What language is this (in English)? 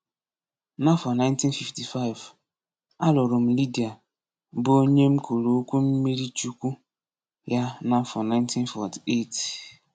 Igbo